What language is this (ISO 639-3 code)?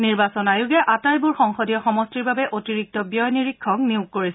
asm